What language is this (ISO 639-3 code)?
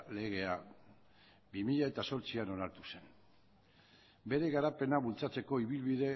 eus